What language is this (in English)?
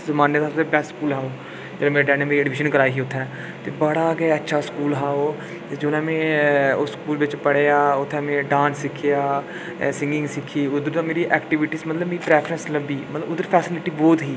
Dogri